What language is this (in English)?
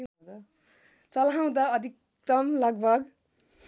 Nepali